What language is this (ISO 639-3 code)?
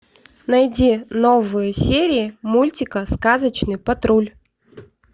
rus